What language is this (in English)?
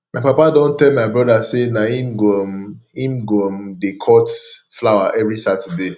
Nigerian Pidgin